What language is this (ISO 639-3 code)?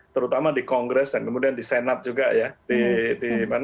ind